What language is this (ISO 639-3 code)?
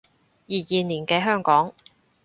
yue